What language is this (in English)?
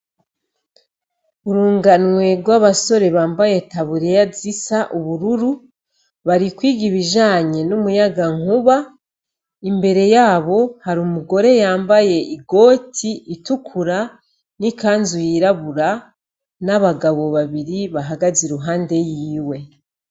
Rundi